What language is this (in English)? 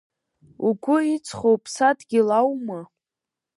Abkhazian